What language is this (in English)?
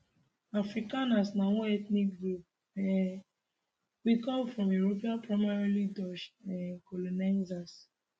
Nigerian Pidgin